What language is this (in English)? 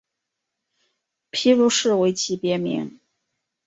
Chinese